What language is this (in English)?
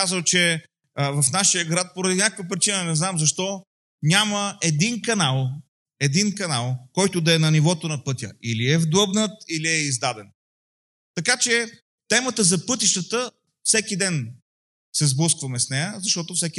Bulgarian